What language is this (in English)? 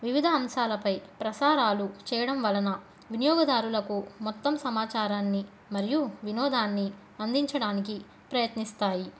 Telugu